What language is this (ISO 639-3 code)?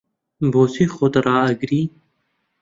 ckb